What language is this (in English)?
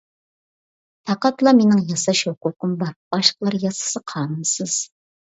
Uyghur